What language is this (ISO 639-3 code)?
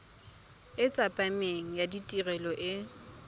tsn